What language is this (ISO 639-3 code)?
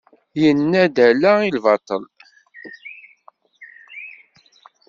kab